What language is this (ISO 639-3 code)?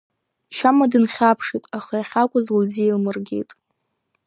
abk